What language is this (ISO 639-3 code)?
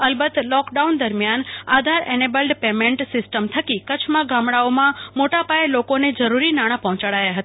guj